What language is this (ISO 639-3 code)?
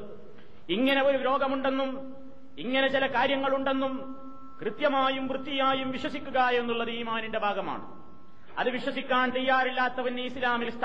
mal